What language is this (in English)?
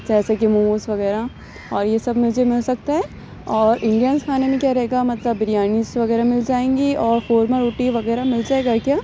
Urdu